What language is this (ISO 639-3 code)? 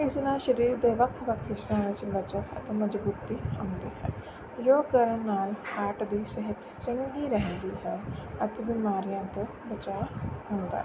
pan